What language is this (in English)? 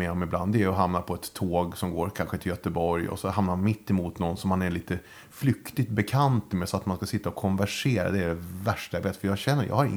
Swedish